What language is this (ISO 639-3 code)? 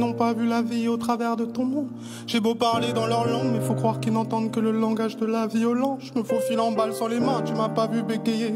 fra